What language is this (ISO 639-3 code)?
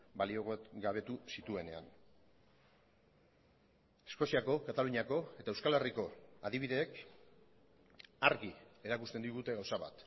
eus